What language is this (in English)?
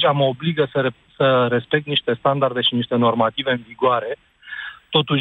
Romanian